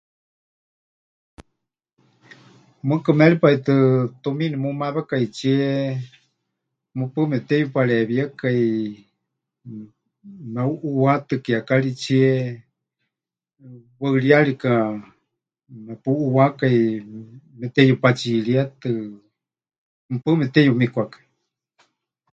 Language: Huichol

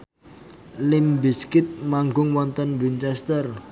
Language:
Javanese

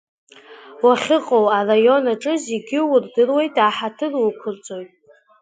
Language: Abkhazian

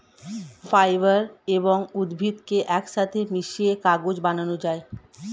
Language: Bangla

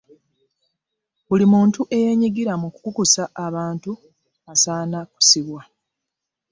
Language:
Ganda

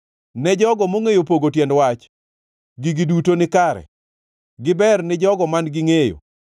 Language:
Luo (Kenya and Tanzania)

